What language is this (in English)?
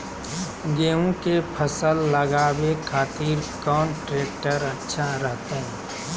Magahi